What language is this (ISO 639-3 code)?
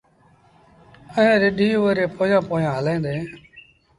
sbn